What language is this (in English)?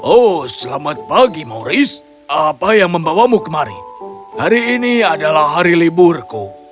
Indonesian